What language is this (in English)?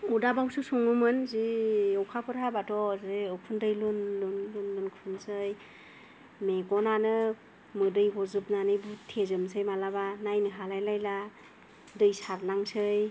Bodo